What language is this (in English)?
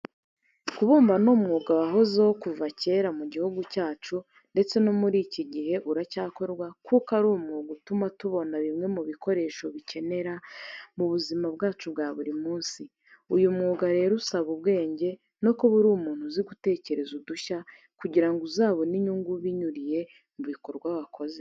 Kinyarwanda